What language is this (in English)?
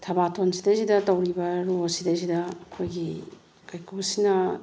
Manipuri